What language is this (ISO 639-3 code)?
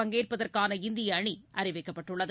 tam